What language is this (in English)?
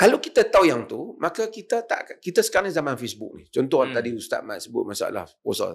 Malay